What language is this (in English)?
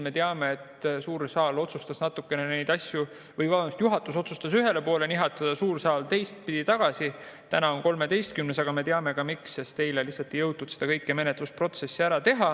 Estonian